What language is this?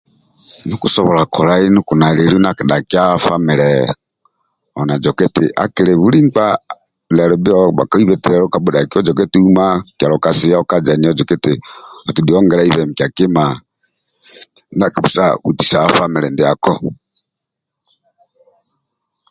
Amba (Uganda)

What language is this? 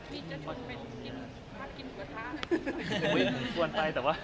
Thai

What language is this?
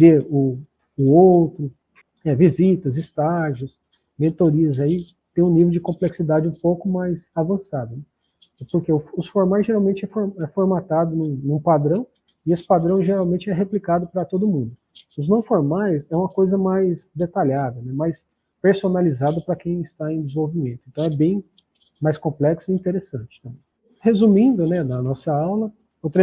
Portuguese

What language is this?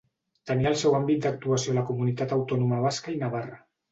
Catalan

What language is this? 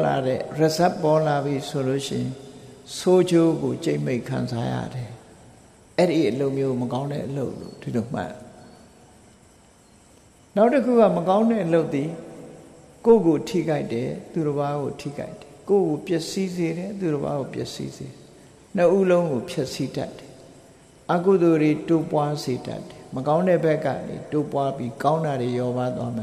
Vietnamese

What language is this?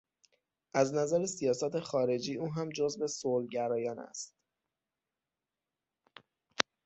Persian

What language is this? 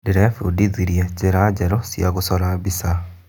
Kikuyu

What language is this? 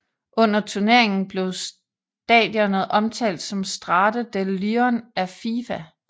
Danish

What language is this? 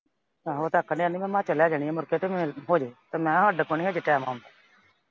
Punjabi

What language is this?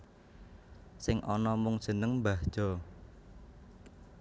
Javanese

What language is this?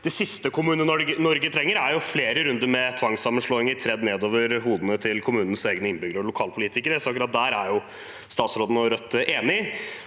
Norwegian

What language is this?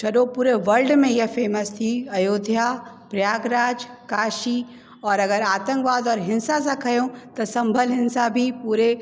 Sindhi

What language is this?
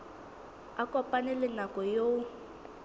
Southern Sotho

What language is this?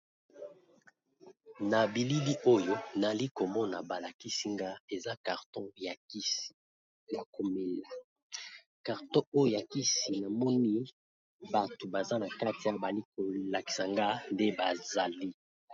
Lingala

